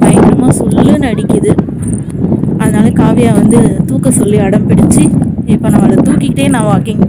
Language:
Hindi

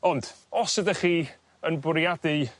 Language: Welsh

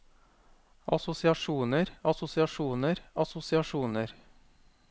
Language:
Norwegian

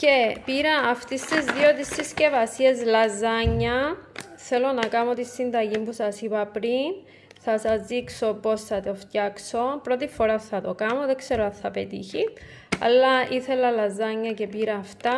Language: Greek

